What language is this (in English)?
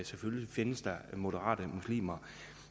Danish